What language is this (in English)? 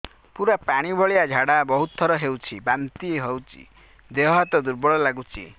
Odia